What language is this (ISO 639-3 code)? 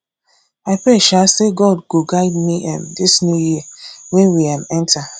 pcm